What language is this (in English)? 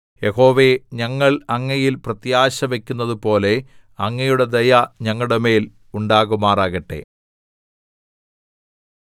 Malayalam